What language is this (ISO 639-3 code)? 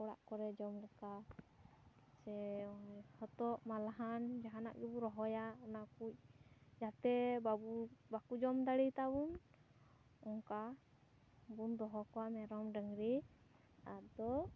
sat